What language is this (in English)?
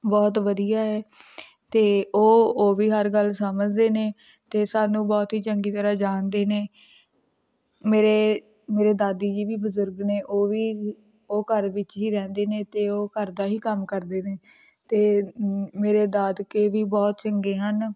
Punjabi